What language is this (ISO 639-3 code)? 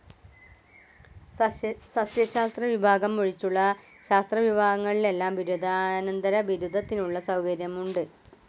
mal